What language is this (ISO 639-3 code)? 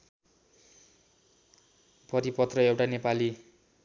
nep